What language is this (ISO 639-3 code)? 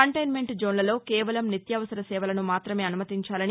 tel